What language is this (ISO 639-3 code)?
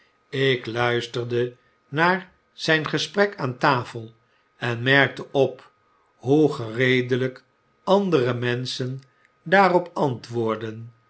nld